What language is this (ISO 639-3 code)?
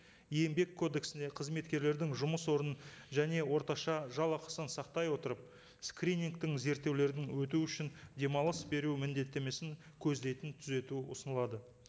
kaz